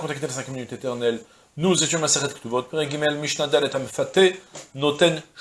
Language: French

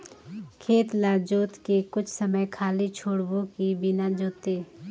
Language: Chhattisgarhi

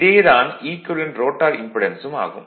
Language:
Tamil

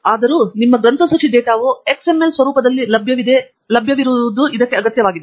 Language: Kannada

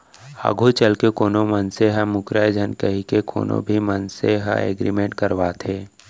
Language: Chhattisgarhi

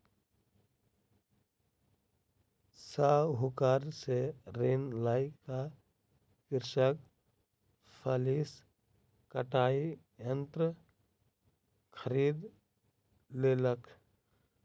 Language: Maithili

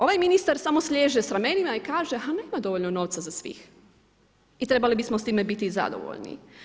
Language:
Croatian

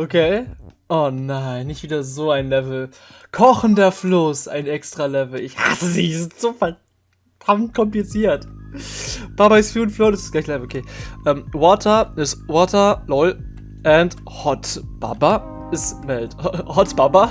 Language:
German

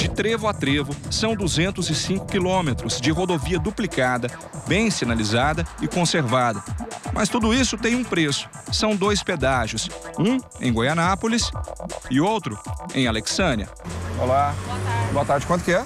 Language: Portuguese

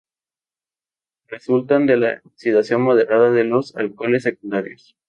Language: Spanish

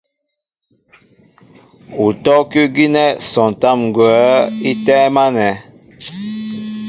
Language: Mbo (Cameroon)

